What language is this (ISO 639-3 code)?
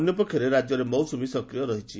ori